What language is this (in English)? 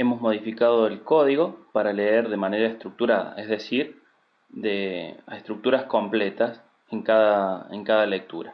Spanish